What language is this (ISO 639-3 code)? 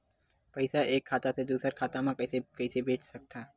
hne